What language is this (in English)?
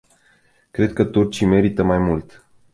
Romanian